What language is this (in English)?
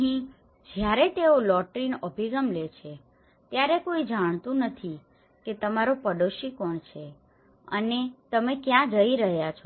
Gujarati